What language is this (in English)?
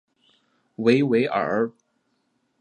Chinese